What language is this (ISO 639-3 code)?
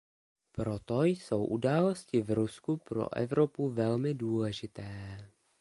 ces